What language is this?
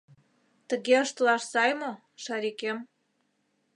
Mari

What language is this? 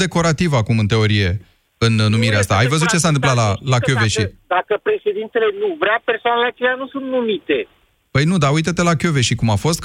Romanian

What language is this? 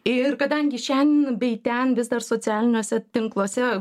Lithuanian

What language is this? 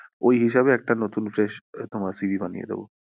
Bangla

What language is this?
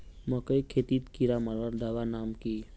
Magahi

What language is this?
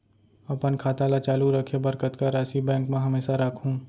Chhattisgarhi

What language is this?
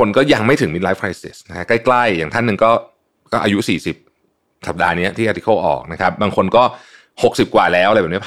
Thai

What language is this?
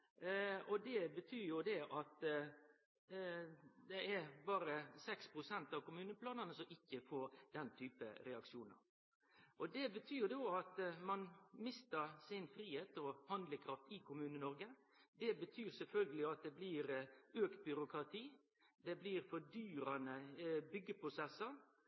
Norwegian Nynorsk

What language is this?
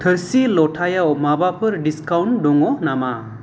Bodo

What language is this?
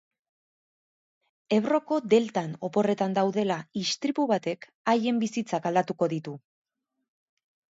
Basque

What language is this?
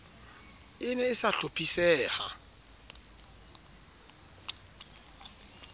Southern Sotho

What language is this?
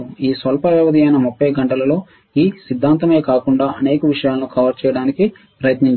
Telugu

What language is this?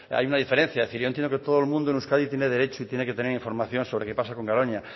Spanish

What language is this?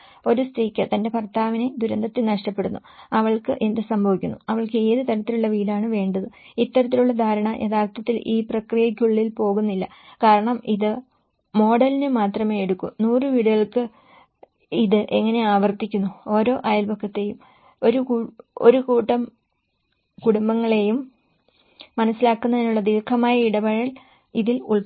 Malayalam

